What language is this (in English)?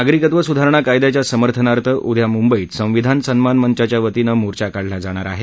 Marathi